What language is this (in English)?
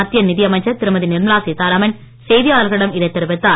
Tamil